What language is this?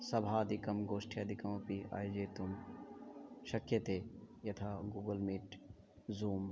Sanskrit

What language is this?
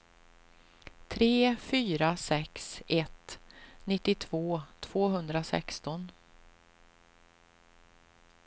Swedish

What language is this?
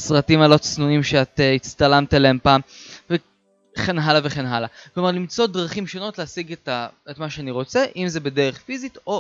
Hebrew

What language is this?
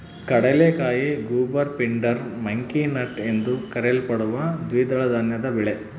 Kannada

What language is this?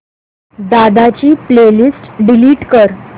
Marathi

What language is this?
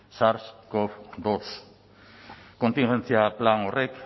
Basque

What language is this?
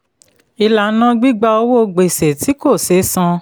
Yoruba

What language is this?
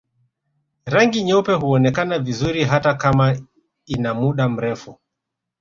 Swahili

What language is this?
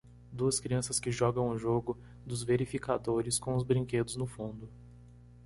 Portuguese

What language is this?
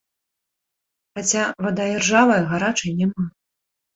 Belarusian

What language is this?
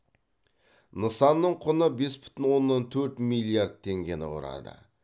Kazakh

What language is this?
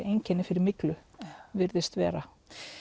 Icelandic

